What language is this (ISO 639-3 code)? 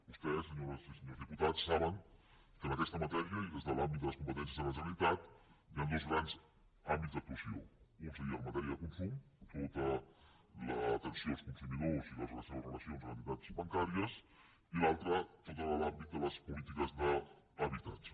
cat